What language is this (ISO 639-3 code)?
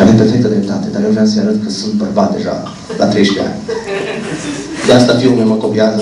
ron